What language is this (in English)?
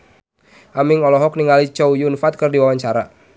Sundanese